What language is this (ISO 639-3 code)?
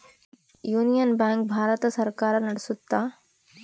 kan